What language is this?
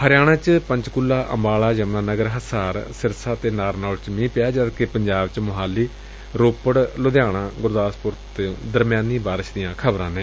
Punjabi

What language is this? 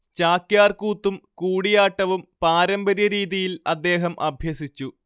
Malayalam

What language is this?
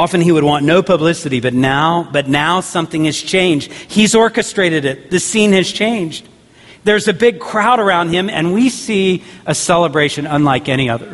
English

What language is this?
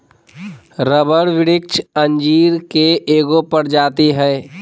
Magahi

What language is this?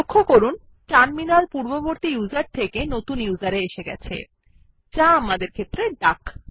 Bangla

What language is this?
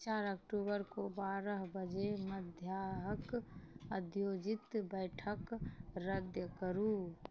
Maithili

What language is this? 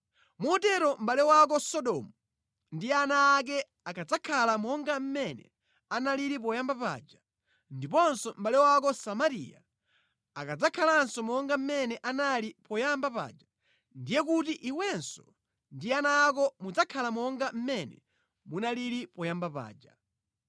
Nyanja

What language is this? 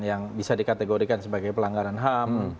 Indonesian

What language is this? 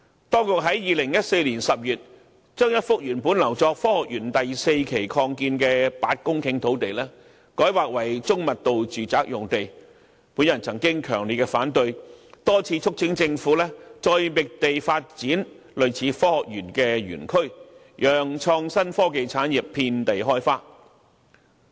Cantonese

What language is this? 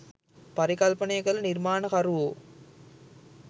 Sinhala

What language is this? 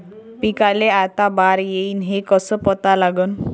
Marathi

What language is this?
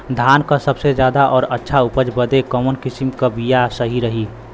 Bhojpuri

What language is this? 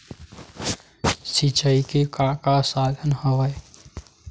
Chhattisgarhi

